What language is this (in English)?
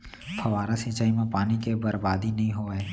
Chhattisgarhi